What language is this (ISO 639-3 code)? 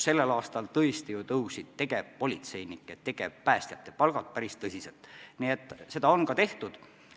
est